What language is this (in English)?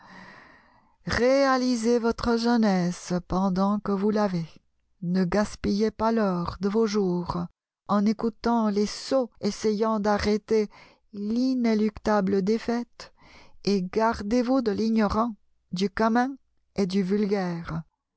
French